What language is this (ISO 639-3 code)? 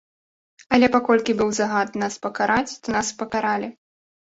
bel